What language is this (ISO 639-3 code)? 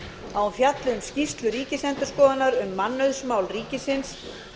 isl